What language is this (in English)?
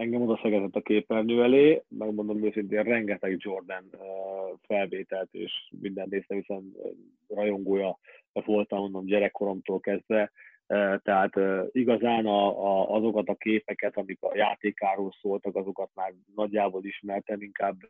Hungarian